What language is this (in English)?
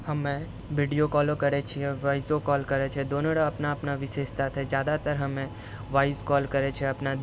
Maithili